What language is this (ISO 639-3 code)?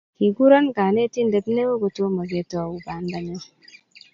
kln